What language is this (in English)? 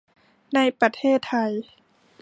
Thai